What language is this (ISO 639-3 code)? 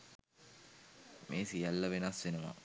sin